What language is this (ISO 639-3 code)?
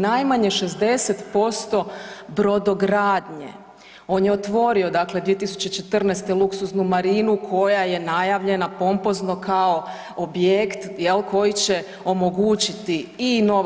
hrv